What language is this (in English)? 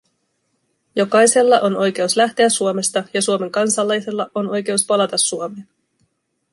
Finnish